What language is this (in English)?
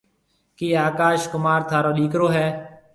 Marwari (Pakistan)